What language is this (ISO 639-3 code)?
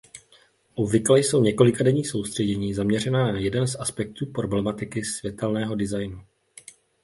ces